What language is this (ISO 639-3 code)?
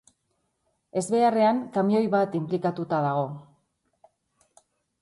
eus